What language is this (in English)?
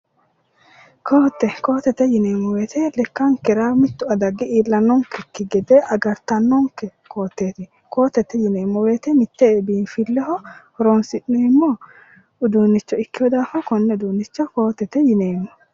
Sidamo